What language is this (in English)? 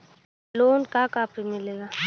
Bhojpuri